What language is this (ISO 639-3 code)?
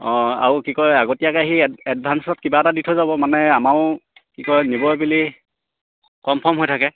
asm